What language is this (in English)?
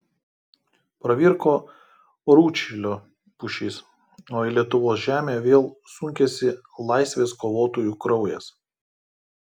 Lithuanian